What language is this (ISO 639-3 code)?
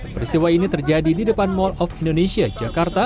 ind